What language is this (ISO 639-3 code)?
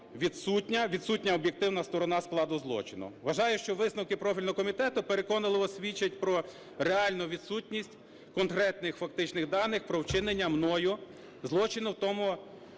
ukr